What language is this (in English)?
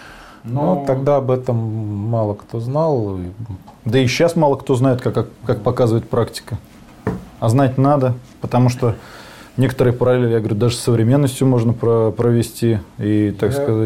Russian